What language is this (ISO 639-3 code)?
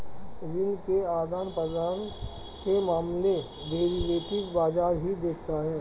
hin